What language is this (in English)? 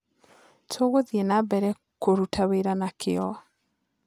Kikuyu